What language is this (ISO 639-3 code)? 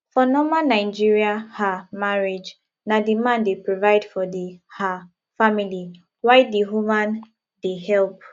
pcm